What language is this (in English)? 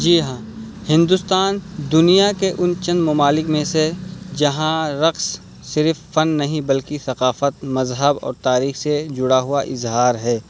Urdu